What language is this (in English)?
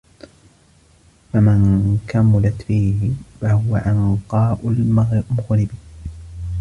Arabic